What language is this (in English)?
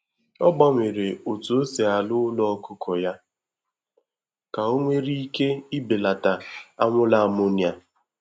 Igbo